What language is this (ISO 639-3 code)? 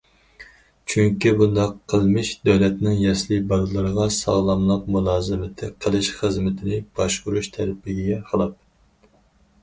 uig